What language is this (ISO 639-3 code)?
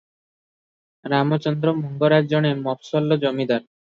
ori